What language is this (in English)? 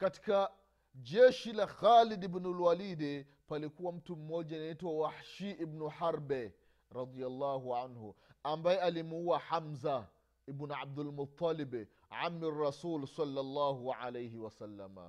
Swahili